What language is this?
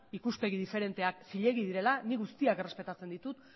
Basque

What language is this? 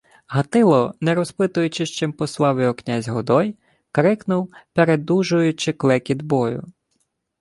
Ukrainian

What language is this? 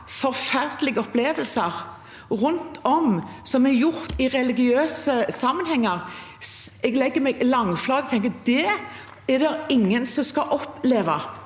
Norwegian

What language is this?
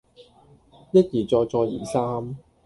Cantonese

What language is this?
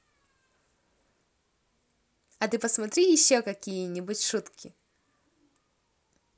Russian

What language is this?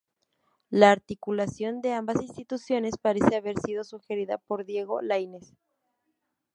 Spanish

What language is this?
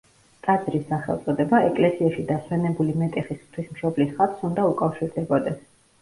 Georgian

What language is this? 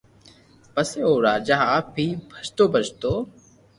Loarki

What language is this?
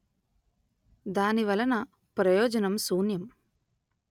Telugu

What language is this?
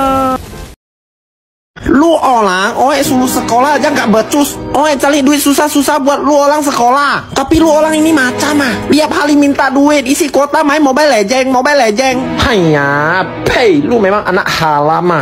Indonesian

